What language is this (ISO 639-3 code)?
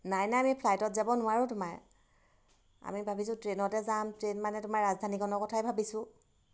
asm